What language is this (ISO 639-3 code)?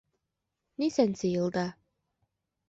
bak